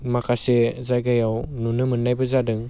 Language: Bodo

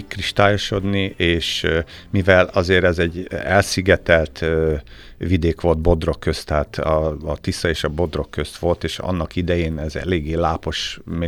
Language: Hungarian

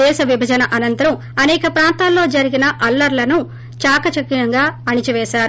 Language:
Telugu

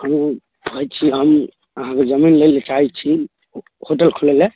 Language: Maithili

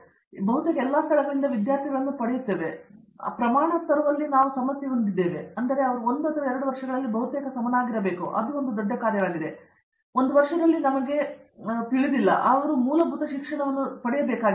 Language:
Kannada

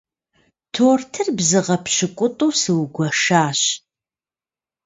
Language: Kabardian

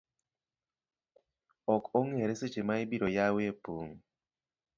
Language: Luo (Kenya and Tanzania)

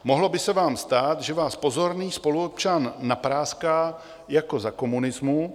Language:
Czech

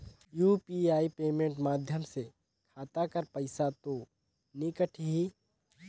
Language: Chhattisgarhi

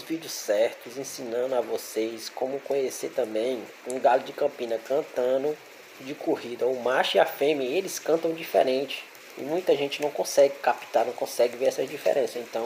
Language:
Portuguese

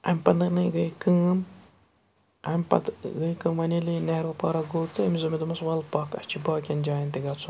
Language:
Kashmiri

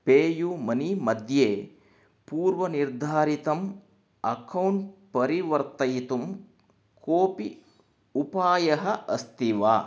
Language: Sanskrit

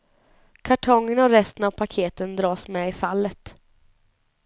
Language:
Swedish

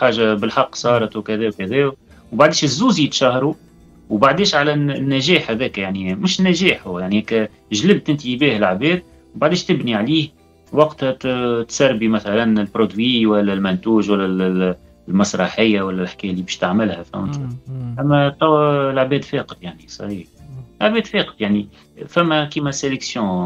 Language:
Arabic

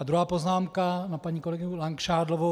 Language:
Czech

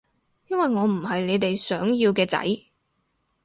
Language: Cantonese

